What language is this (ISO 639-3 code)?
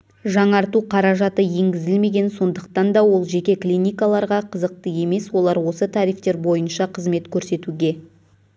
kaz